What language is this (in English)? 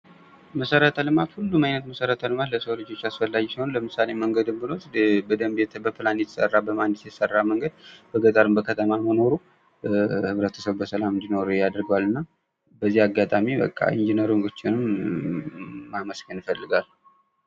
Amharic